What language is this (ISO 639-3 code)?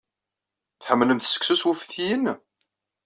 kab